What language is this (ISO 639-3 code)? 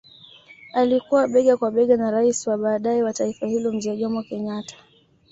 swa